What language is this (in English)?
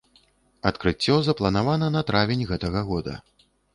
Belarusian